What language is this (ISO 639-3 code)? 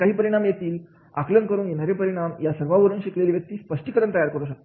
mar